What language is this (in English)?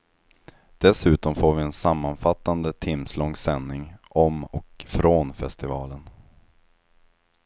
Swedish